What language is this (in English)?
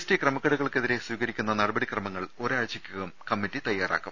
Malayalam